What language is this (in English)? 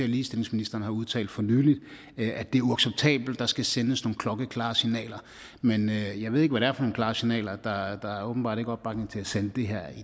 Danish